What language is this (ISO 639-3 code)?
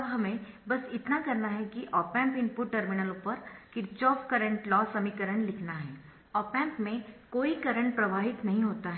hin